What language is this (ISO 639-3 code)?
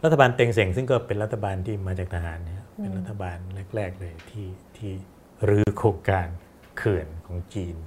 tha